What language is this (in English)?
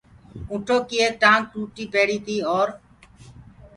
Gurgula